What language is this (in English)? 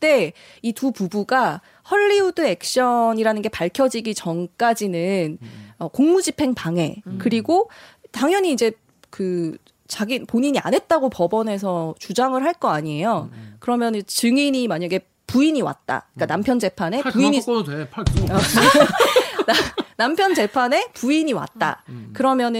Korean